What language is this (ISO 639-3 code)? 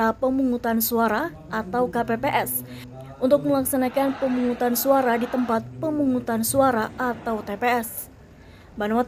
ind